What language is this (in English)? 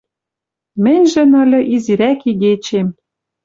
Western Mari